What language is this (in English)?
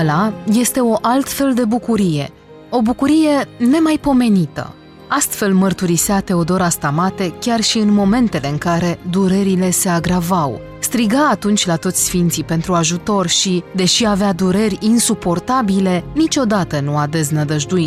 Romanian